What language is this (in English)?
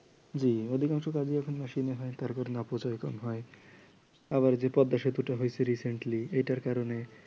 Bangla